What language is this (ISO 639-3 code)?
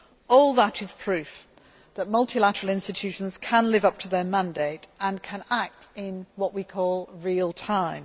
eng